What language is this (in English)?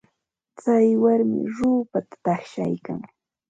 Ambo-Pasco Quechua